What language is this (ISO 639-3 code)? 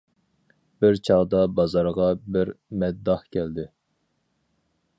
uig